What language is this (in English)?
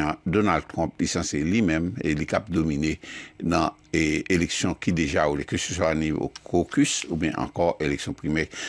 French